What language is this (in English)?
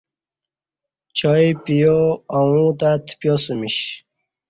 Kati